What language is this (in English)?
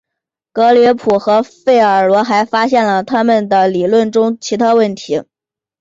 Chinese